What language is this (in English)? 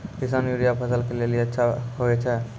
Maithili